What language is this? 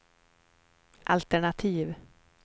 Swedish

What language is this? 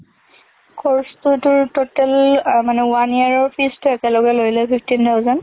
Assamese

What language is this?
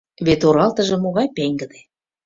Mari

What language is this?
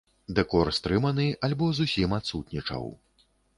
Belarusian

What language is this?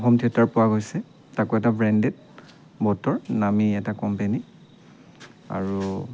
Assamese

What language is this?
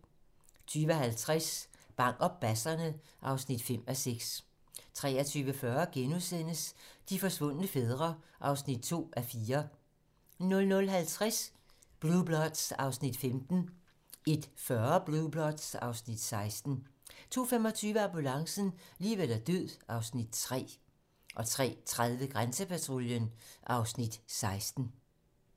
Danish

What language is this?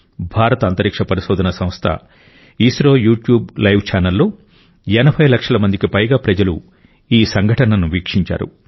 Telugu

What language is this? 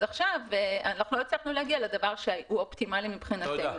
Hebrew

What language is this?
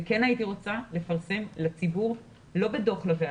Hebrew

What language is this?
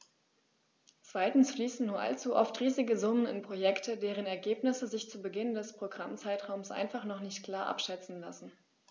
German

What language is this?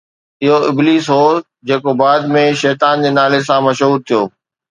Sindhi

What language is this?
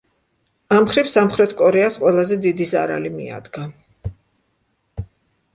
Georgian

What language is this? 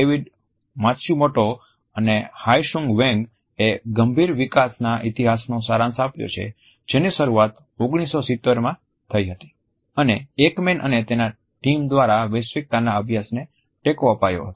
Gujarati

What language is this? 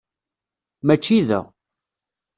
Kabyle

